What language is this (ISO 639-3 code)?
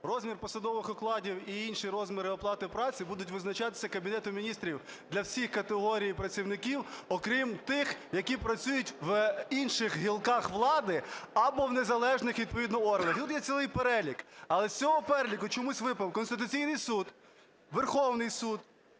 ukr